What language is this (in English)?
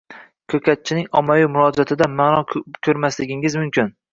Uzbek